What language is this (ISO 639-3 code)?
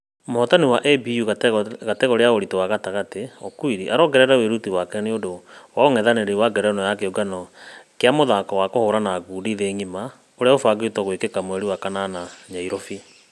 kik